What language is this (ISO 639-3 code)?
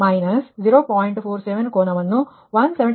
kan